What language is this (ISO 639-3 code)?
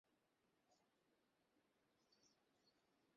ben